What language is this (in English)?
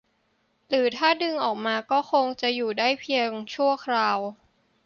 Thai